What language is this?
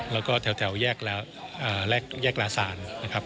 Thai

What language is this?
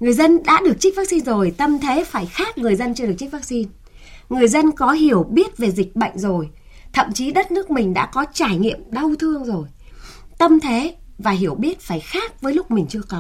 Vietnamese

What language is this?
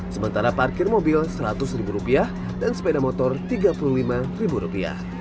Indonesian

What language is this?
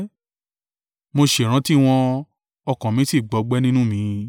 Yoruba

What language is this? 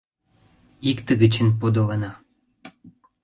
Mari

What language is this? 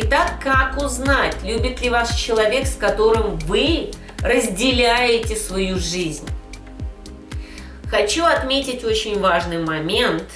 Russian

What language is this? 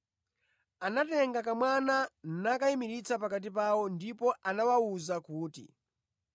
Nyanja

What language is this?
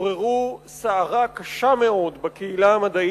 Hebrew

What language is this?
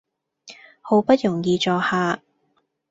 Cantonese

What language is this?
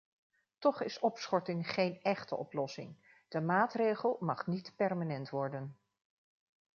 Dutch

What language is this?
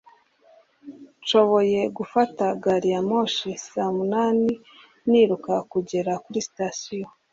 Kinyarwanda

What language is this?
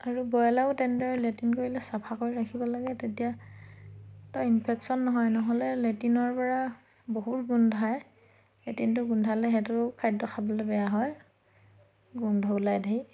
Assamese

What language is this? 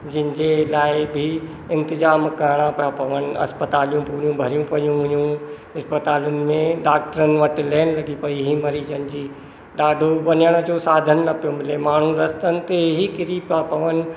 Sindhi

